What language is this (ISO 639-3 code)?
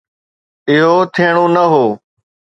snd